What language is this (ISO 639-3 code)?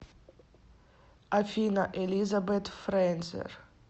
rus